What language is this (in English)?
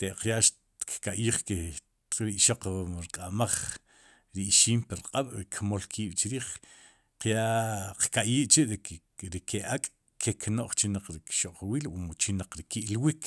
Sipacapense